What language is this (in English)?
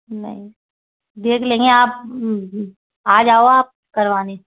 Hindi